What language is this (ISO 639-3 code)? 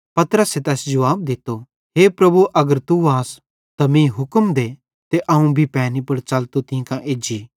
bhd